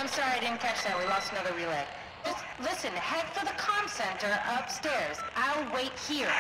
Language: Finnish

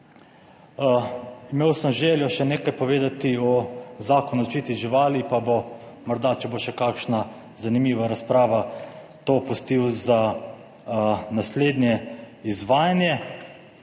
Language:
Slovenian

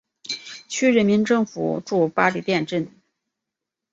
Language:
Chinese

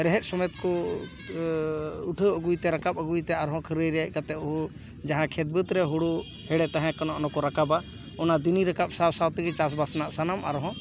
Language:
Santali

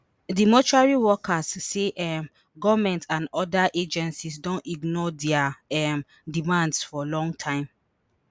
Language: Nigerian Pidgin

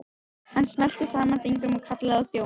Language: Icelandic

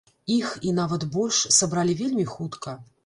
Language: Belarusian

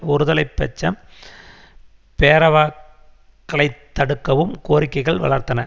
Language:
Tamil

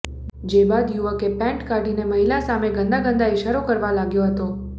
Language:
Gujarati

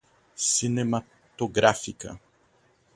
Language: Portuguese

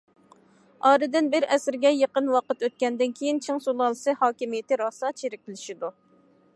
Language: Uyghur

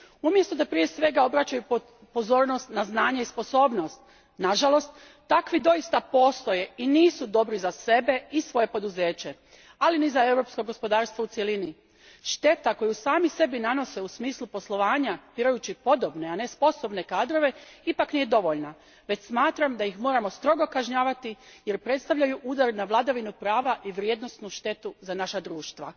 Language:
Croatian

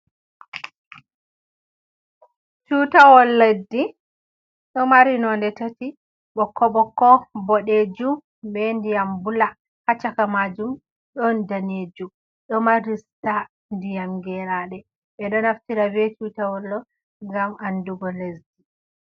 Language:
Fula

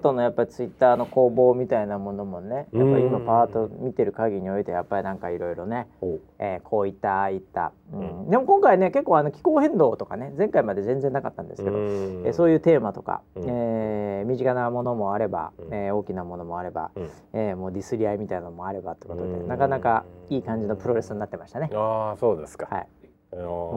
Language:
Japanese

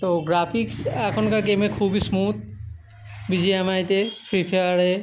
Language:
Bangla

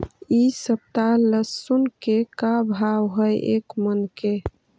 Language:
Magahi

